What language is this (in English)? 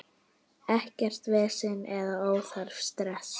Icelandic